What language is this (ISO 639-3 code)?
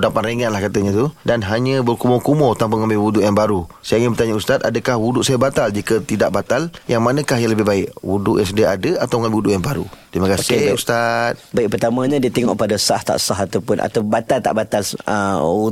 msa